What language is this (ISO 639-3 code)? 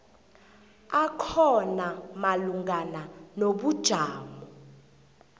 nbl